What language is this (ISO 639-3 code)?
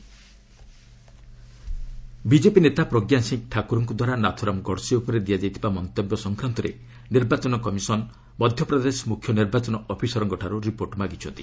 ori